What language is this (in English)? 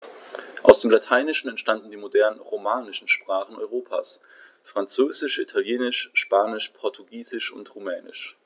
German